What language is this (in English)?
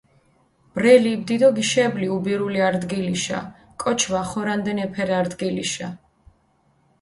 Mingrelian